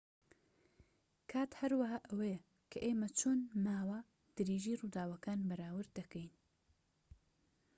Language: Central Kurdish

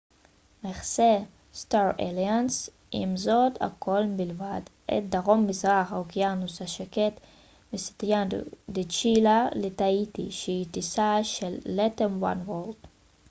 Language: Hebrew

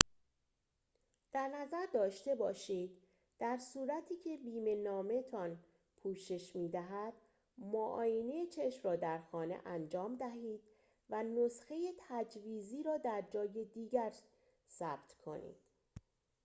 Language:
Persian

